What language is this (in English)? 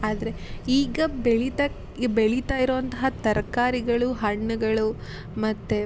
Kannada